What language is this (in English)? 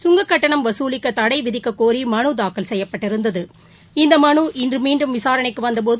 Tamil